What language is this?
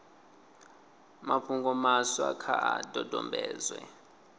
Venda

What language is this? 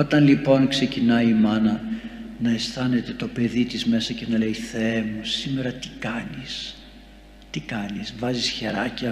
Greek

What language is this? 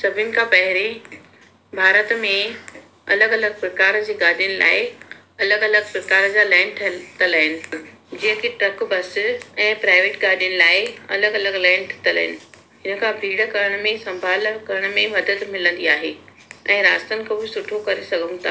Sindhi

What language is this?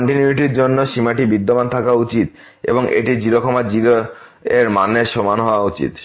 Bangla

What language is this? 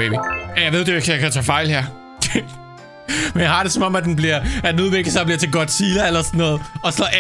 Danish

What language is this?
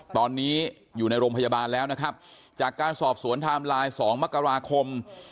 Thai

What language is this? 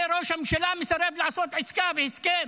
Hebrew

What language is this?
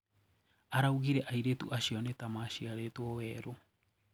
Kikuyu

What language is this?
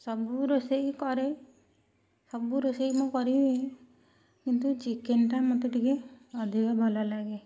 Odia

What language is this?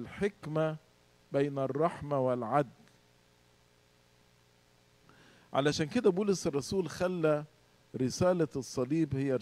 Arabic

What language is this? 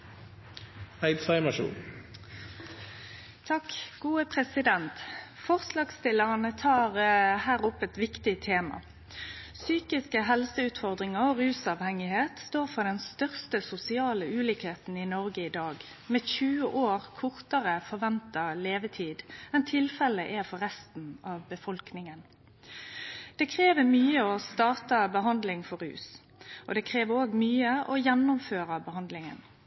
Norwegian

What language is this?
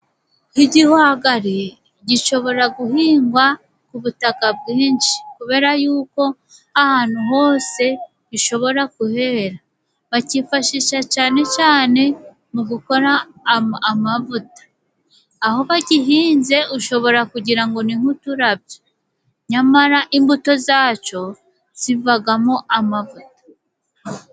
Kinyarwanda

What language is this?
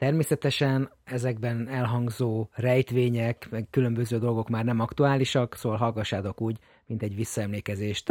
Hungarian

